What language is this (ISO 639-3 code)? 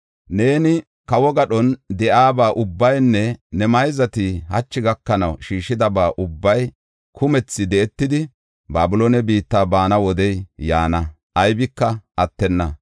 gof